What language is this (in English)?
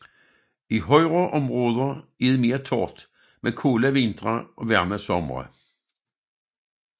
Danish